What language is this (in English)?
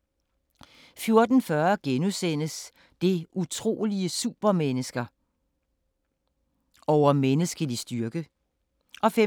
Danish